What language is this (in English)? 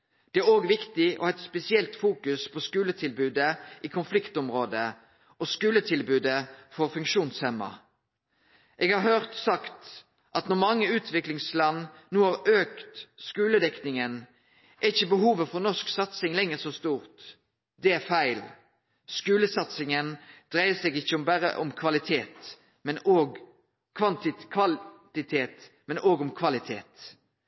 Norwegian Nynorsk